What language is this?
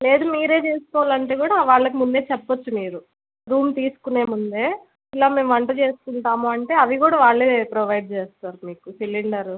Telugu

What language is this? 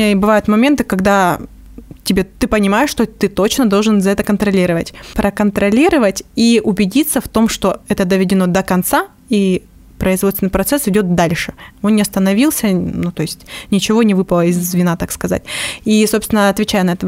Russian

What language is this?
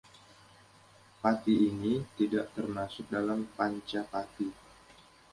Indonesian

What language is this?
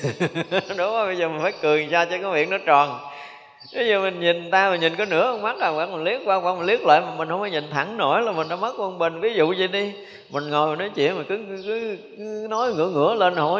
Vietnamese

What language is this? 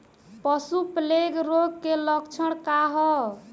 Bhojpuri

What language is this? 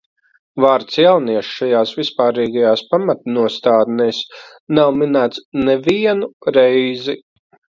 Latvian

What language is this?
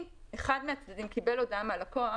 Hebrew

